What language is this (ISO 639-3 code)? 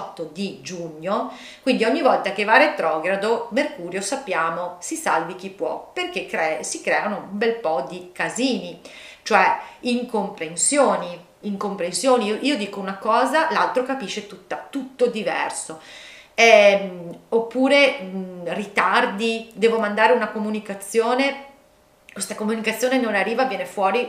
ita